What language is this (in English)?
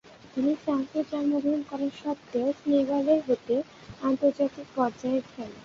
Bangla